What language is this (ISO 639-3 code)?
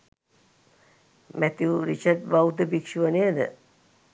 sin